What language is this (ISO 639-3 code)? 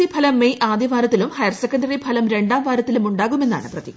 mal